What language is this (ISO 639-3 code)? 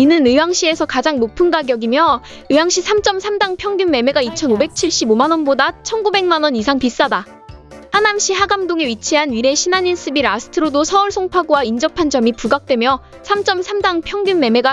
kor